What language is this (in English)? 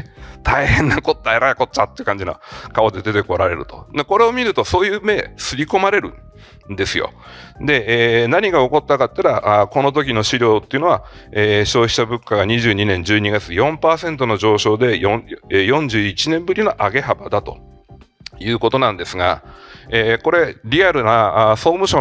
Japanese